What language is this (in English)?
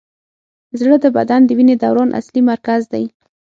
Pashto